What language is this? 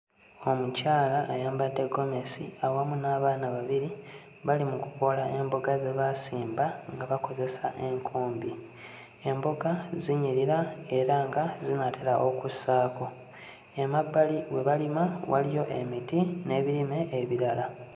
Ganda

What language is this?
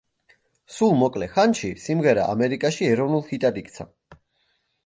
Georgian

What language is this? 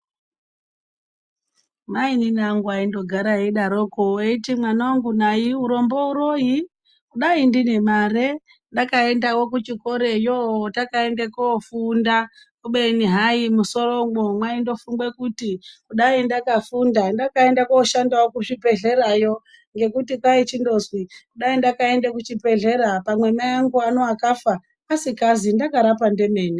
Ndau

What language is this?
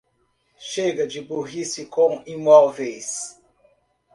Portuguese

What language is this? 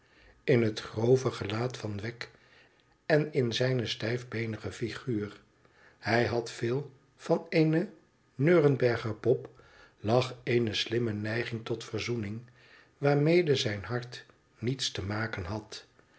Dutch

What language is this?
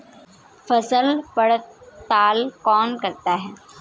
Hindi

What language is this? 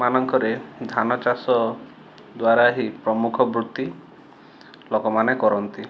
Odia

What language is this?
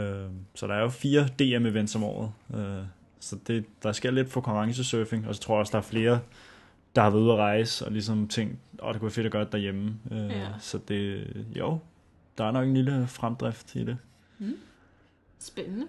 Danish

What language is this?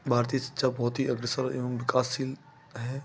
Hindi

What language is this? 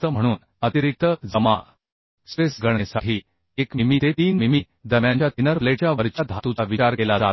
Marathi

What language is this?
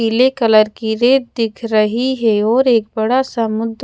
Hindi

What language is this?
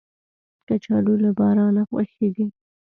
Pashto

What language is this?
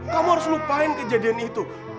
Indonesian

